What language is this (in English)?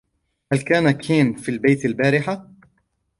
Arabic